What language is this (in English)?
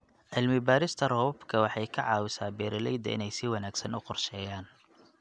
Somali